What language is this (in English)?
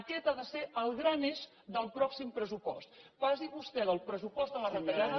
Catalan